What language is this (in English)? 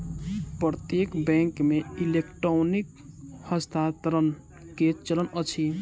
Maithili